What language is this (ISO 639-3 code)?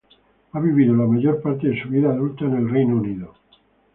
spa